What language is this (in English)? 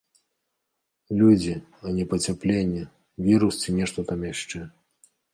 Belarusian